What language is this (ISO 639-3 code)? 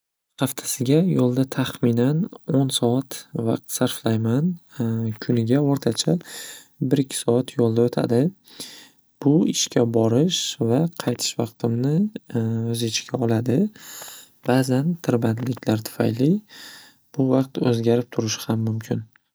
uzb